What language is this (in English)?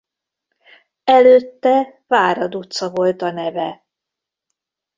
Hungarian